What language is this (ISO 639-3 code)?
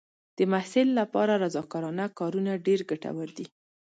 pus